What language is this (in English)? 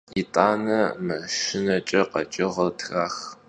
Kabardian